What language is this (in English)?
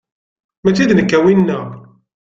Kabyle